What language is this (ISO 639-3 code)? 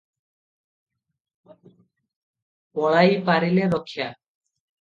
ori